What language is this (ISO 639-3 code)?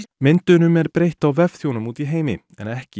isl